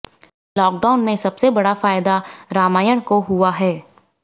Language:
Hindi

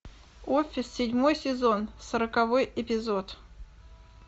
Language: Russian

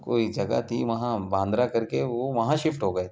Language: Urdu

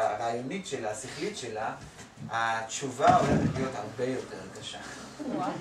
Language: Hebrew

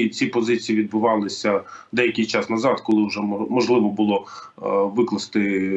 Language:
Ukrainian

